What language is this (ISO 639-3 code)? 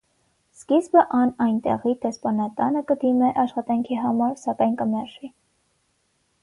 hye